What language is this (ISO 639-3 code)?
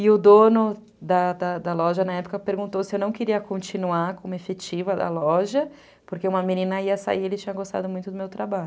por